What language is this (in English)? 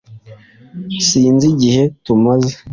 Kinyarwanda